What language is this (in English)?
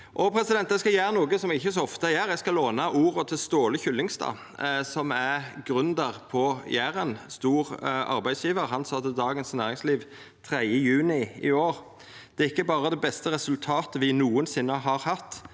Norwegian